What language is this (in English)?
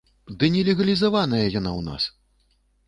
Belarusian